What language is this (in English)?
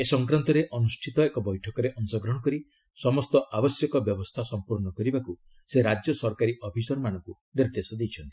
Odia